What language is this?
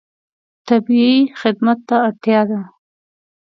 Pashto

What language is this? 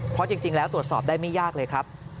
Thai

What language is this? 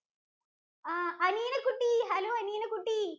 Malayalam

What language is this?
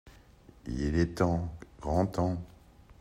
French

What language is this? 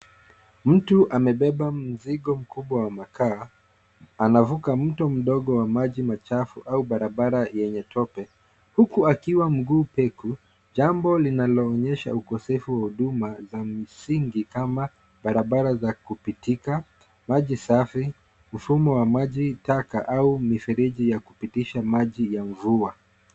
Swahili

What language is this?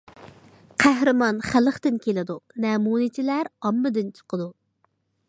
Uyghur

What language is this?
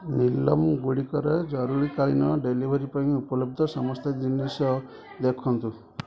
Odia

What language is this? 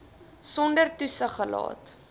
Afrikaans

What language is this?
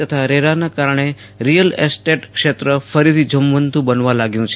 Gujarati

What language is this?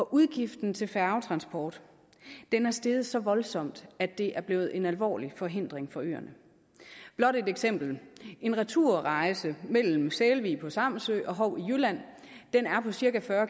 Danish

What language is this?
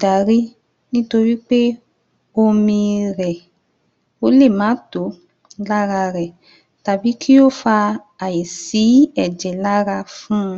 Yoruba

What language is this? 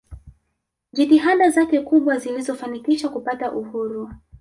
Swahili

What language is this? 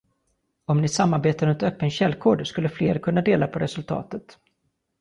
Swedish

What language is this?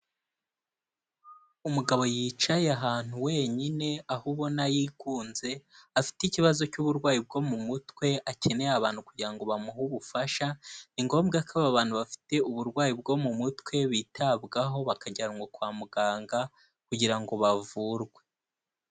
Kinyarwanda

